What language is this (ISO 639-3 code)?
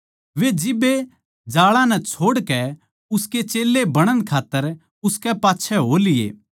bgc